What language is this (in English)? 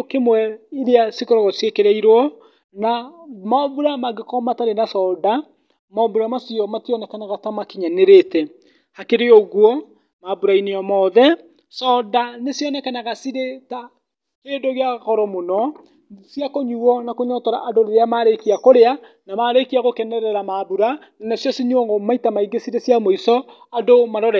Kikuyu